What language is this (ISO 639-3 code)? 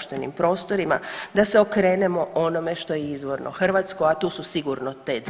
hrv